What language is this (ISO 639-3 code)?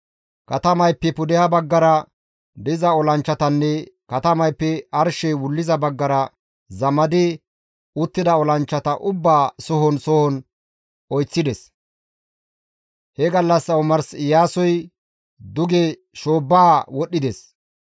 gmv